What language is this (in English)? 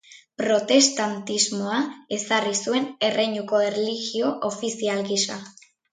Basque